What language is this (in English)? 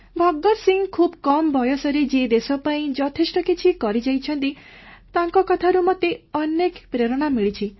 Odia